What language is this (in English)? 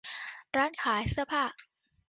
Thai